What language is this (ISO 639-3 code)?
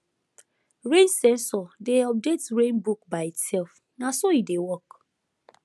pcm